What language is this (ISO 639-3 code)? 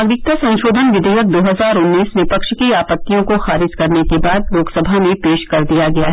hin